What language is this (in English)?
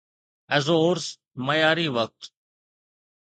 Sindhi